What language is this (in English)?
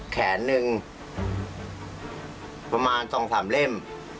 Thai